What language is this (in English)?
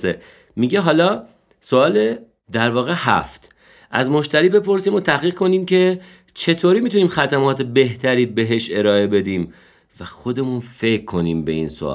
Persian